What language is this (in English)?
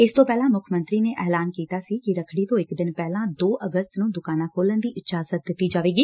Punjabi